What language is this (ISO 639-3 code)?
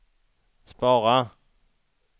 swe